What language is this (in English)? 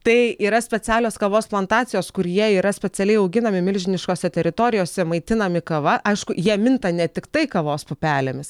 Lithuanian